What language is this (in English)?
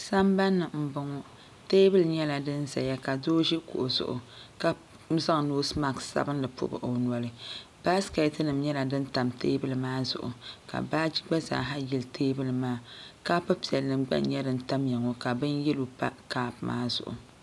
Dagbani